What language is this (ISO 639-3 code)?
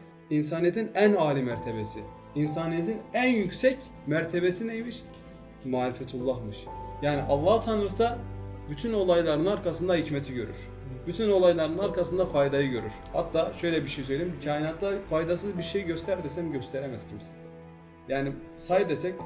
tur